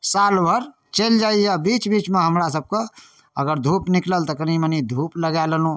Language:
Maithili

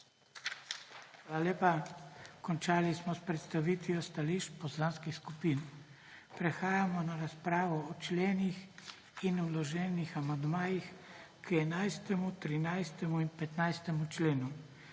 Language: Slovenian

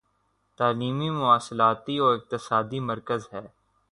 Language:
Urdu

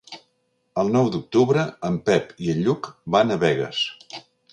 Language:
Catalan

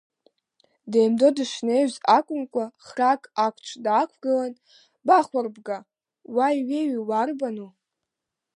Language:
Abkhazian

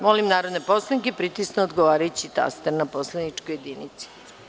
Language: Serbian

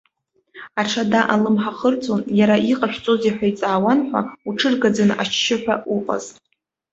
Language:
Abkhazian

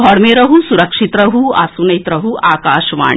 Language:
Maithili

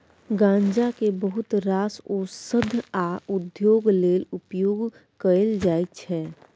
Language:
Maithili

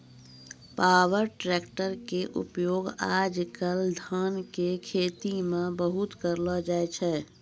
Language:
Maithili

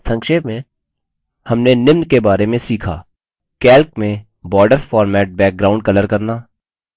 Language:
Hindi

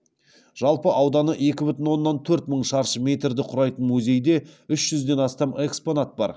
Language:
Kazakh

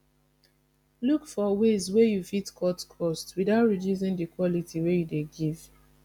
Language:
Nigerian Pidgin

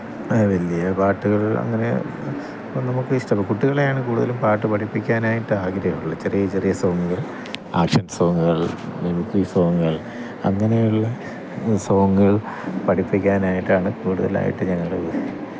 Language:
Malayalam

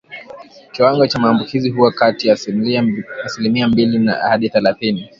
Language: Swahili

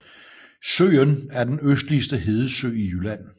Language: Danish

